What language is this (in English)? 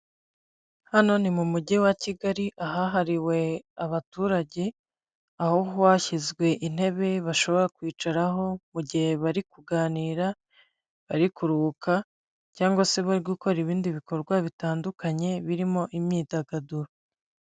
Kinyarwanda